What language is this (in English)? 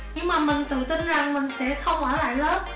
Vietnamese